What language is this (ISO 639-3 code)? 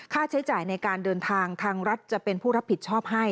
tha